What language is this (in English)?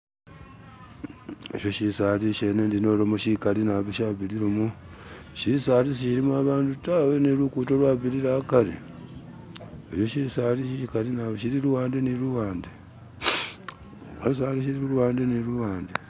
Masaaba